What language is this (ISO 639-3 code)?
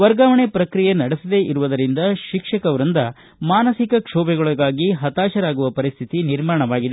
kan